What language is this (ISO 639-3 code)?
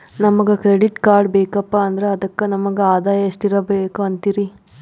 kan